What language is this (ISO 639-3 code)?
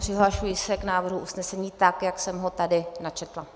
ces